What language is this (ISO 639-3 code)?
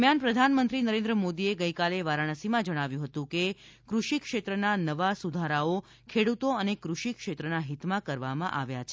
guj